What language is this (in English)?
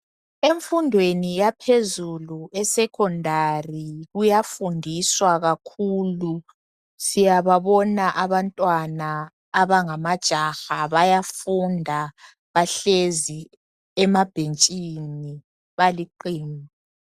North Ndebele